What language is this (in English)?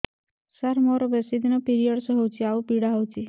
Odia